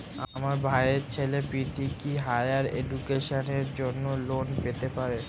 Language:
Bangla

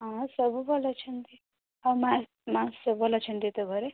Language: Odia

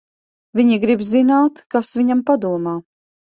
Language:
Latvian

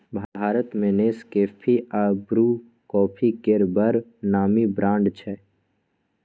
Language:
Maithili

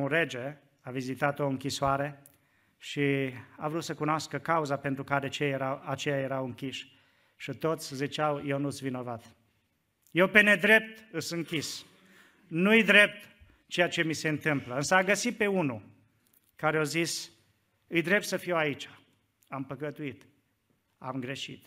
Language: Romanian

